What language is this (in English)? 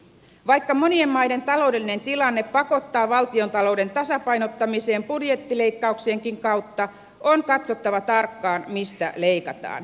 Finnish